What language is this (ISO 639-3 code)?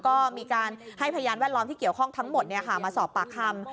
tha